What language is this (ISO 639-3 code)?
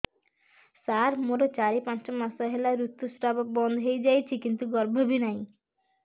ori